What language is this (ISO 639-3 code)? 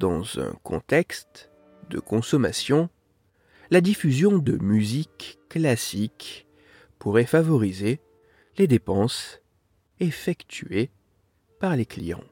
fra